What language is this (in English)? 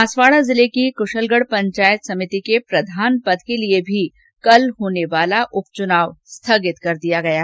Hindi